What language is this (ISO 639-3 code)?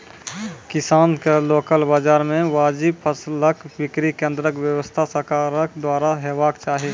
mai